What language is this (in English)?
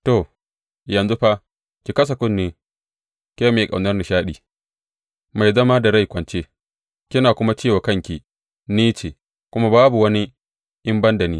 Hausa